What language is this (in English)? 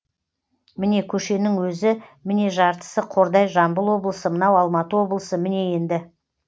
Kazakh